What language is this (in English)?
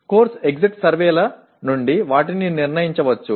Telugu